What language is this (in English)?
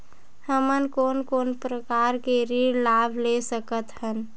Chhattisgarhi